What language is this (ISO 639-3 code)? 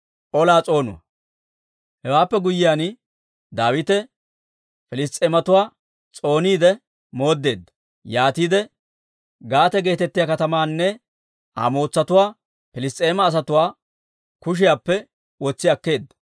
dwr